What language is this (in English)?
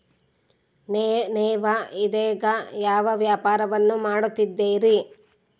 Kannada